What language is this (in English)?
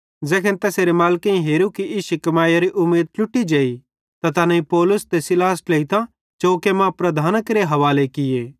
Bhadrawahi